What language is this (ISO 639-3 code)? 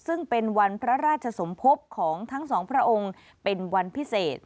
tha